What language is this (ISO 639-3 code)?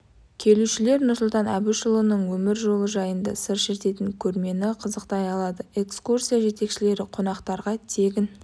kaz